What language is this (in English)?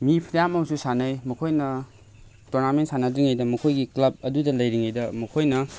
Manipuri